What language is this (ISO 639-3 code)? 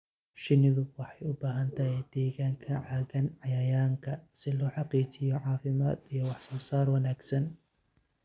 som